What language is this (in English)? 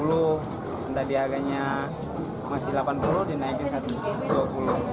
Indonesian